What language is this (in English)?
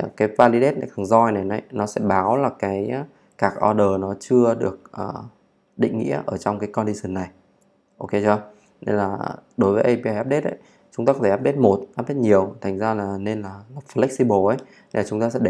Vietnamese